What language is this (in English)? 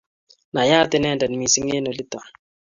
Kalenjin